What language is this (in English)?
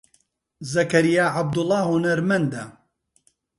Central Kurdish